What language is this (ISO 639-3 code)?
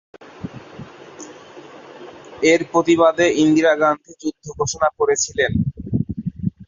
ben